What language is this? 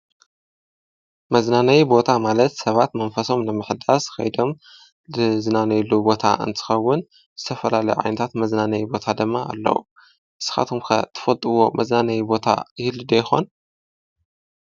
Tigrinya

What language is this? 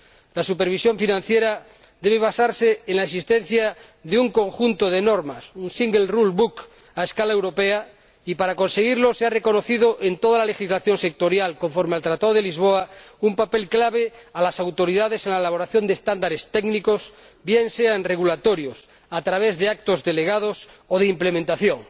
Spanish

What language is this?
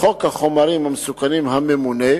Hebrew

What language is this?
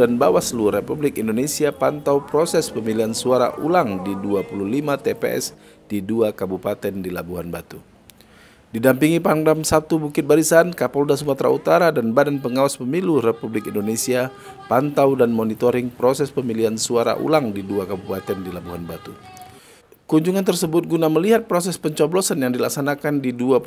Indonesian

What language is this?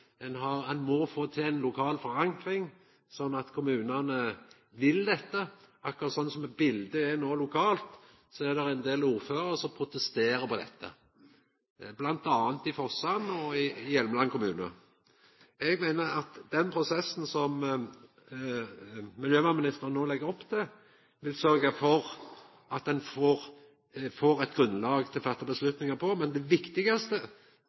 Norwegian Nynorsk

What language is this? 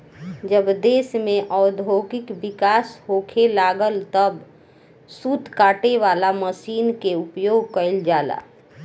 Bhojpuri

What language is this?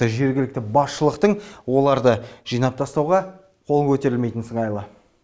Kazakh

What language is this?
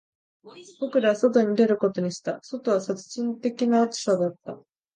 Japanese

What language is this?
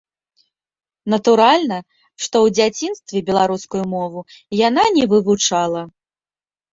Belarusian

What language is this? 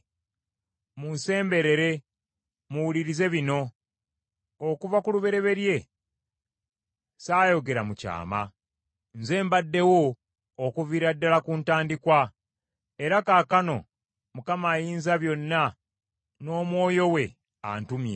Ganda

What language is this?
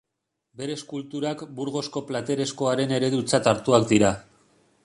Basque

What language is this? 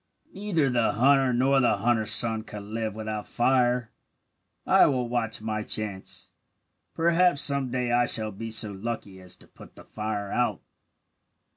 English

